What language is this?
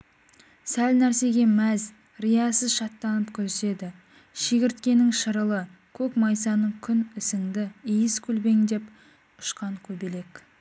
Kazakh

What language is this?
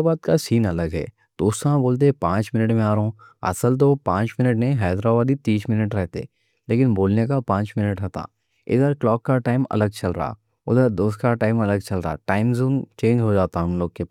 Deccan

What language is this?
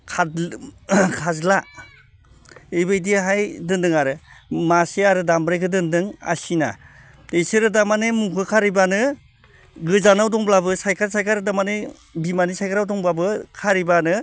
Bodo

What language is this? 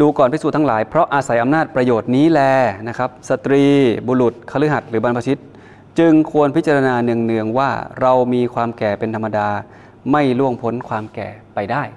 Thai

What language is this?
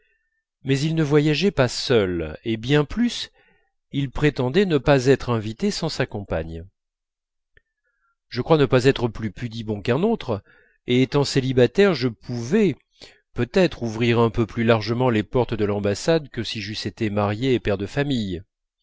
French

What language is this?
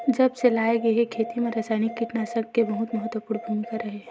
Chhattisgarhi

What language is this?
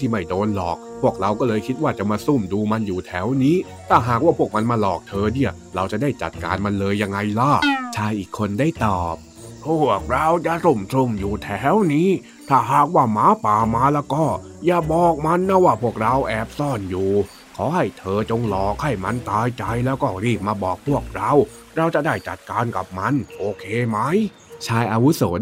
Thai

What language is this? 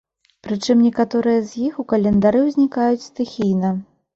Belarusian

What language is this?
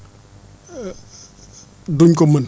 Wolof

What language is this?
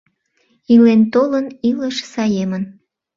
Mari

